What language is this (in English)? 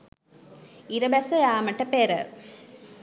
Sinhala